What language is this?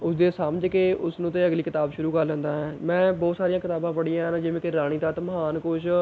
Punjabi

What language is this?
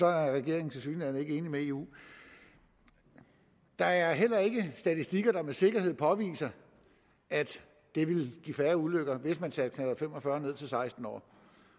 Danish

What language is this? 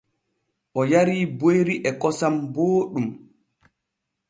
Borgu Fulfulde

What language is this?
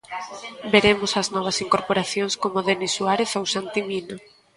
Galician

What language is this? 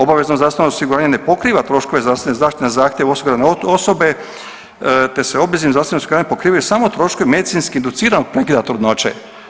Croatian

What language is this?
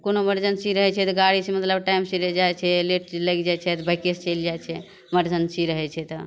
Maithili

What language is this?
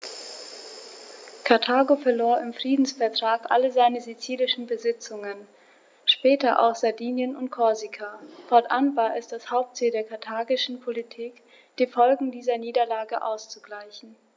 German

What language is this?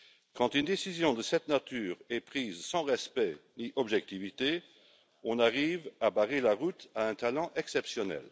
French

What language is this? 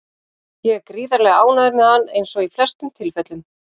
Icelandic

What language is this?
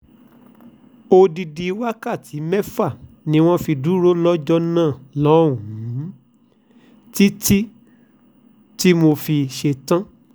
Yoruba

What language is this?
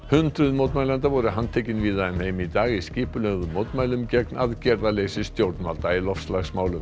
Icelandic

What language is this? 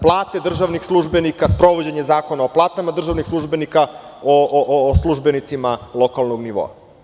Serbian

